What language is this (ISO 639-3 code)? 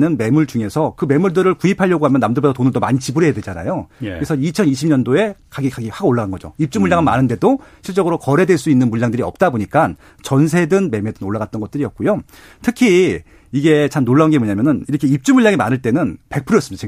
kor